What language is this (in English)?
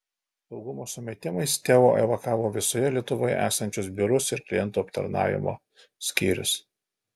Lithuanian